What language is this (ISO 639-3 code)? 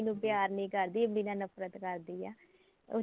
pan